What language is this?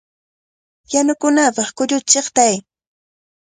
Cajatambo North Lima Quechua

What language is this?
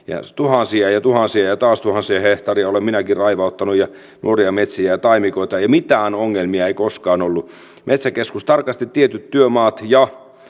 Finnish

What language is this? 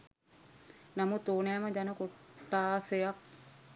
Sinhala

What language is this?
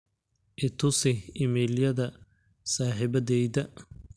Somali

